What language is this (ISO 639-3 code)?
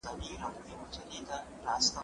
pus